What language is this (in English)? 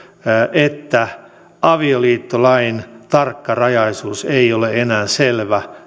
Finnish